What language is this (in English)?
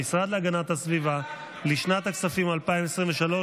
Hebrew